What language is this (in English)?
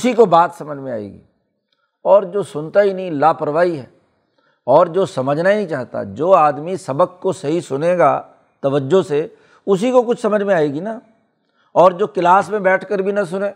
Urdu